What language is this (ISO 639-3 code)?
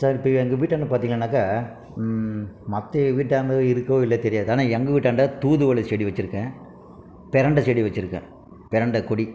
tam